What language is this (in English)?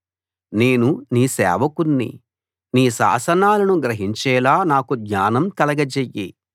Telugu